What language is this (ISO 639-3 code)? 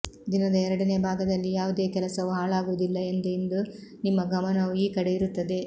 kan